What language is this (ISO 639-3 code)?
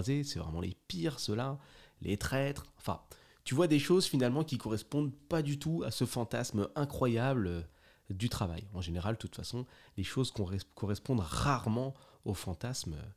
fra